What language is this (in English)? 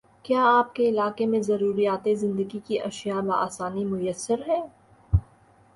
Urdu